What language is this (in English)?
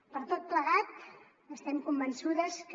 Catalan